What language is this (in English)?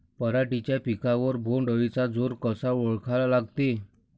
Marathi